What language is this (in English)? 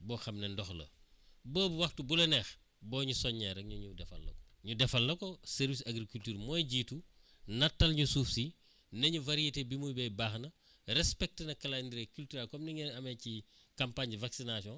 Wolof